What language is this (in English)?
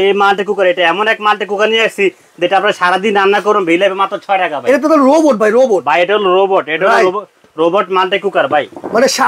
Bangla